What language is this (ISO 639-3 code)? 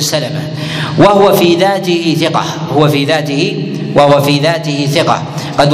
ara